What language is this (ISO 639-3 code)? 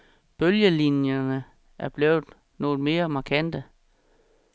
dan